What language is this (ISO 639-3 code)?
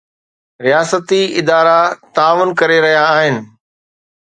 snd